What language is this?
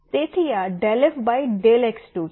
Gujarati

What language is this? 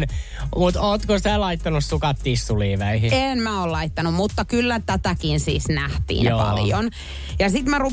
Finnish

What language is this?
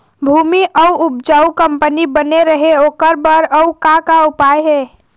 Chhattisgarhi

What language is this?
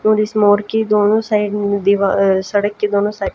Hindi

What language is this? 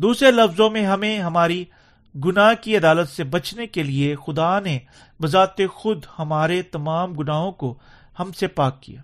Urdu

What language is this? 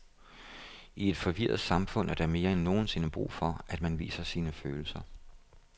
Danish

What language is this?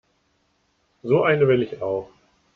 German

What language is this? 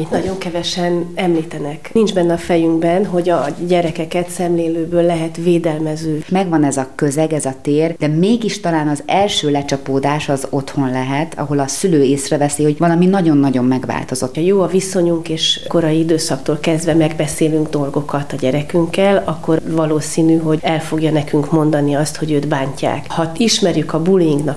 Hungarian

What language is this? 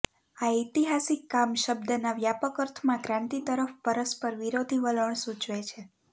Gujarati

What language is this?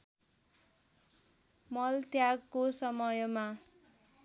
Nepali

